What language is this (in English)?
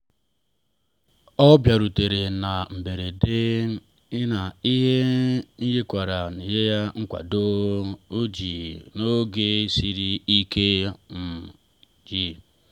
Igbo